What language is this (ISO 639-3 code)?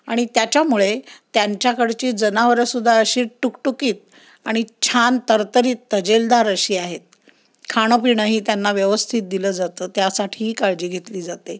mar